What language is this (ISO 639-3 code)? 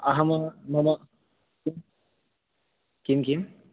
san